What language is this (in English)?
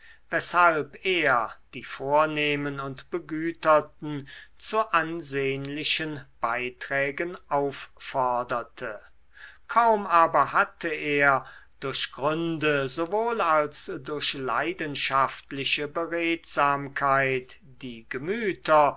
German